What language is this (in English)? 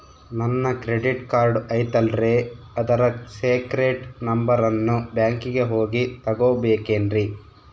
Kannada